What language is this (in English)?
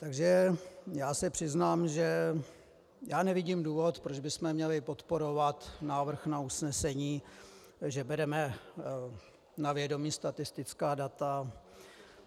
Czech